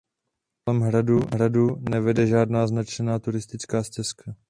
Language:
Czech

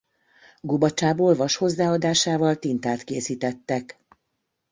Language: Hungarian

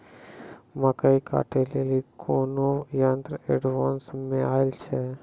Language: Maithili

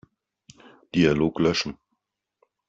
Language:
German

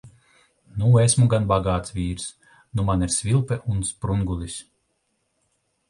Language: Latvian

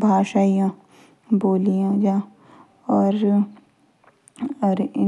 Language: Jaunsari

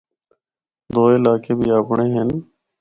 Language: Northern Hindko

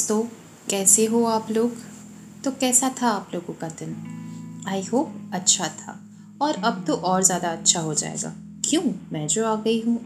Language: Hindi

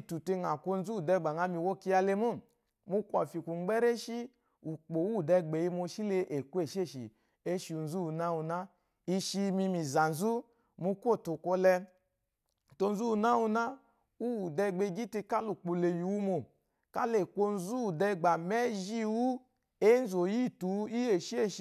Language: Eloyi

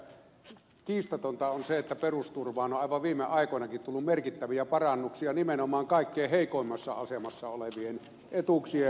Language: Finnish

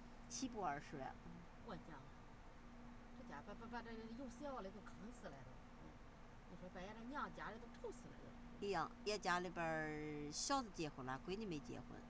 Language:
Chinese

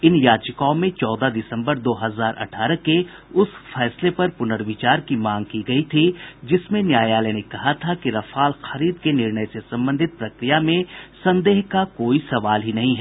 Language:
Hindi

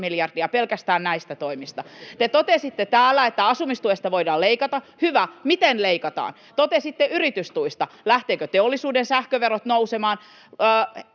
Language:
Finnish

